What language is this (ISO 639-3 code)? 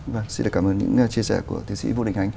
vie